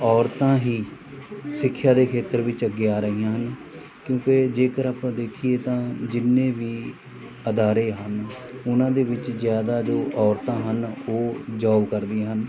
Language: Punjabi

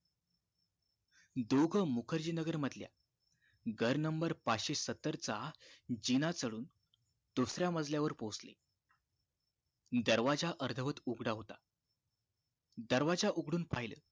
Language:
Marathi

